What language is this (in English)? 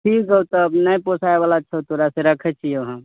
Maithili